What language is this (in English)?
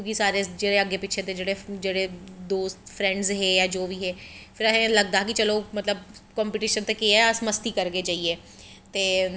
Dogri